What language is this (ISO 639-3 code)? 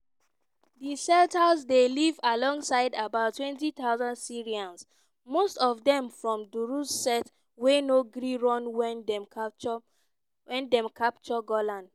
pcm